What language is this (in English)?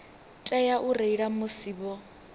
Venda